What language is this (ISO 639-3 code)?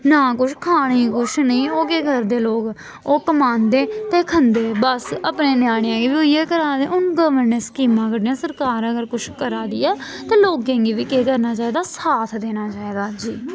doi